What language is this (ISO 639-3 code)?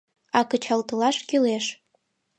chm